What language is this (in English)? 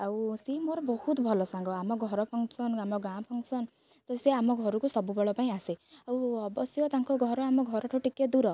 Odia